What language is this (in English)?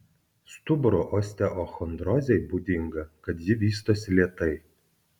Lithuanian